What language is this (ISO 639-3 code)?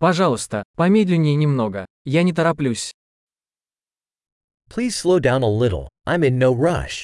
rus